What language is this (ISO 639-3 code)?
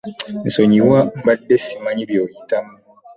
lug